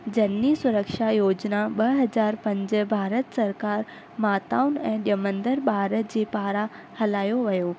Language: Sindhi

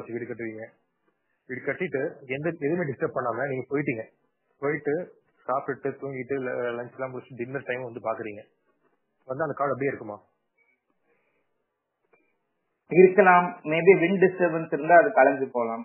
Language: Tamil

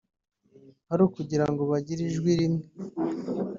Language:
Kinyarwanda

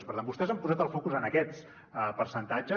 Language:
Catalan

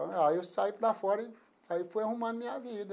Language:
Portuguese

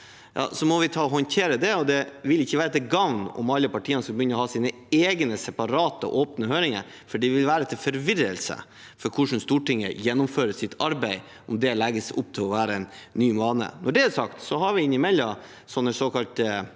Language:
Norwegian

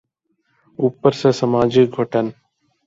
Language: Urdu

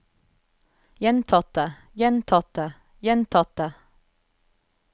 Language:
Norwegian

